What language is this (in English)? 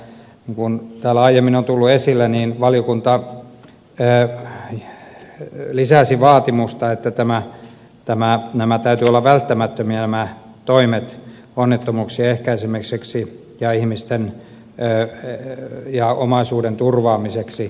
Finnish